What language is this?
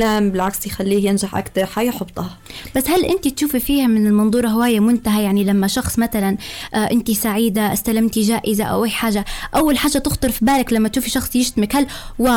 Arabic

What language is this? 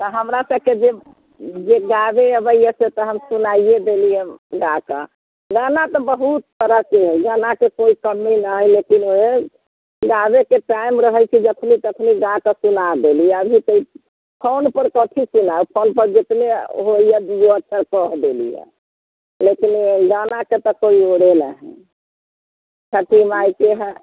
Maithili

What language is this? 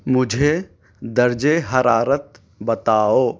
Urdu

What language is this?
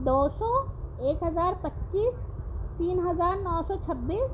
Urdu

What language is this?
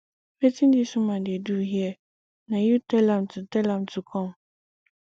Nigerian Pidgin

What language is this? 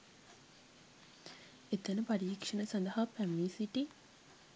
Sinhala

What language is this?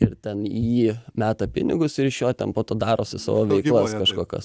Lithuanian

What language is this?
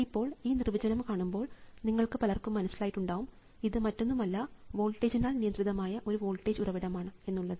Malayalam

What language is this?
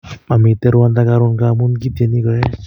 Kalenjin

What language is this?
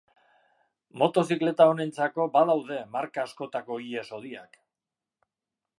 Basque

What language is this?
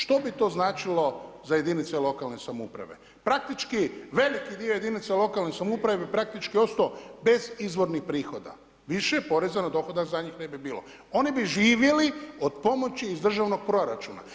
Croatian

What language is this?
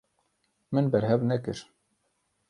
Kurdish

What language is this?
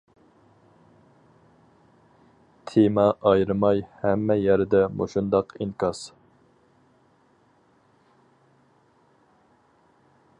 Uyghur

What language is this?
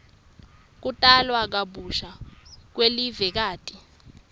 Swati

